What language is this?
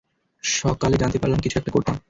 Bangla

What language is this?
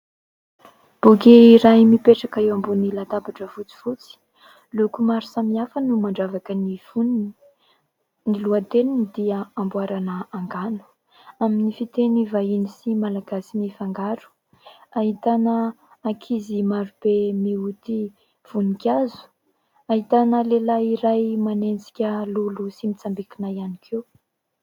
Malagasy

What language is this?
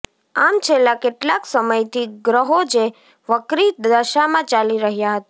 Gujarati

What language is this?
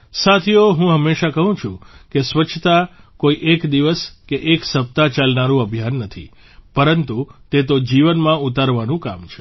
Gujarati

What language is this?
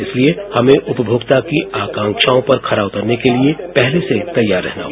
Hindi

